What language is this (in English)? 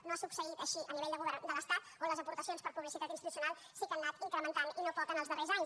Catalan